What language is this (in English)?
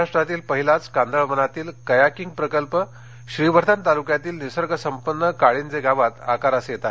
Marathi